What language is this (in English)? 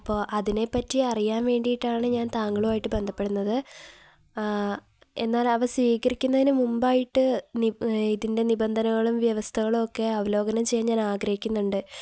Malayalam